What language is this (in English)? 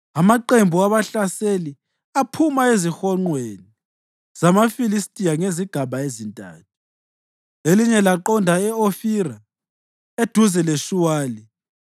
North Ndebele